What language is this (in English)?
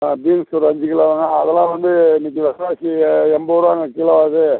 Tamil